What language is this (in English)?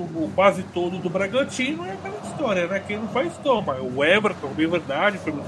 Portuguese